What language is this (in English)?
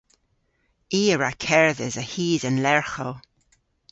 Cornish